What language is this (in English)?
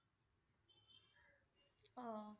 Assamese